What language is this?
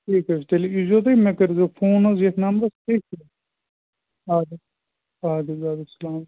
Kashmiri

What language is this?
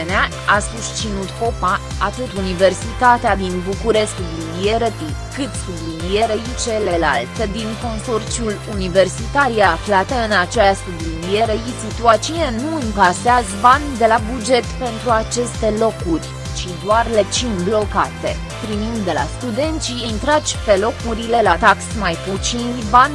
Romanian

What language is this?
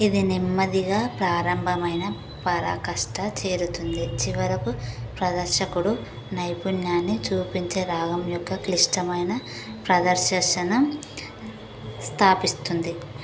Telugu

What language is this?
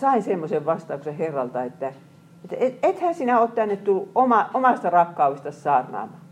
Finnish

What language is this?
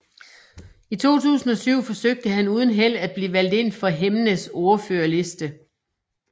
Danish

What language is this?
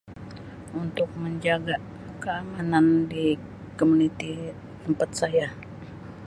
Sabah Malay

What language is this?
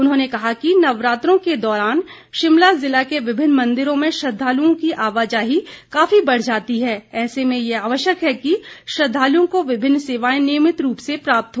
Hindi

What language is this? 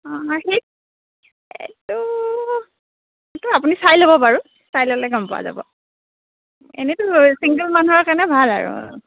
Assamese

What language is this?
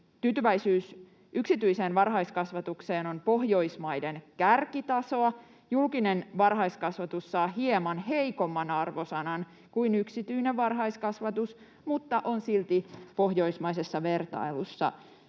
Finnish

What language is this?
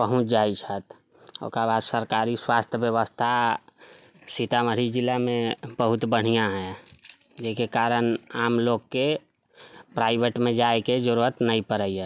Maithili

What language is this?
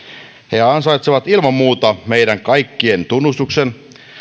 Finnish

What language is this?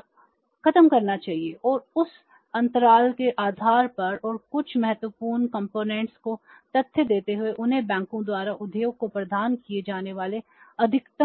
Hindi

